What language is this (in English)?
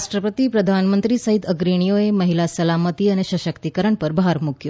Gujarati